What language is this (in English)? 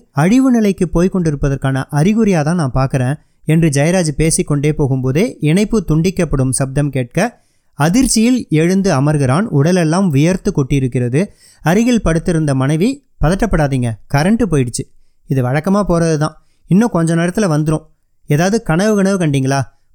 Tamil